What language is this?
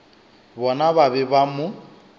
Northern Sotho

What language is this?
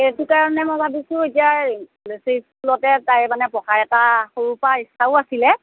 Assamese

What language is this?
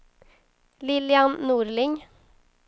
Swedish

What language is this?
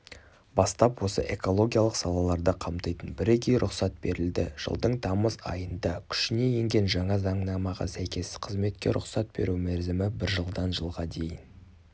Kazakh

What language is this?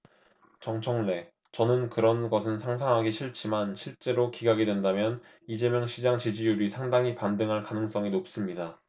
Korean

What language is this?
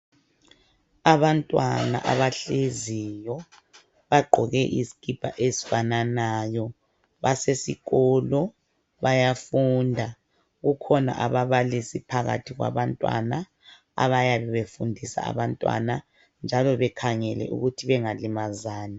North Ndebele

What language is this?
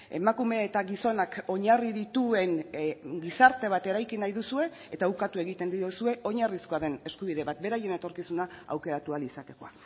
Basque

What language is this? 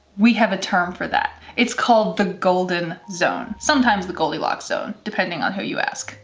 English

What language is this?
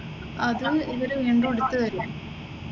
Malayalam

